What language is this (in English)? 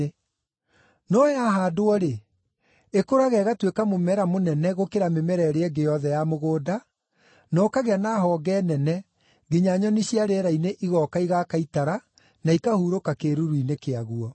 Kikuyu